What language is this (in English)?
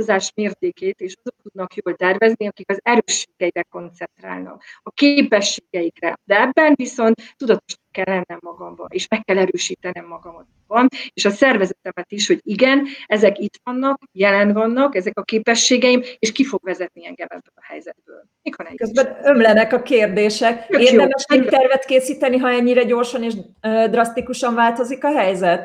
Hungarian